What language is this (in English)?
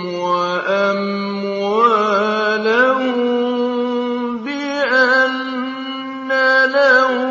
Arabic